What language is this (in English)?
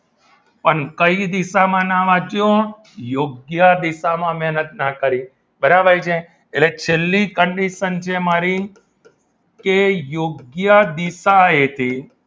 Gujarati